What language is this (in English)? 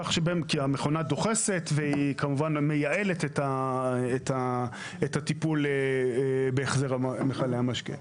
Hebrew